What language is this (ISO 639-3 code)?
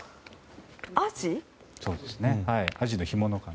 jpn